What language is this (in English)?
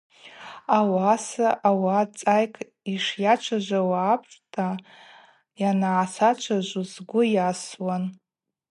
Abaza